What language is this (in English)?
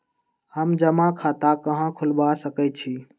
Magahi